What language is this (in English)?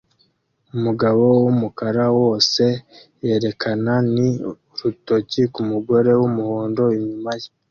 Kinyarwanda